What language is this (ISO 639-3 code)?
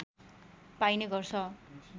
nep